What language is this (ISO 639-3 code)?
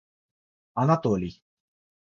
rus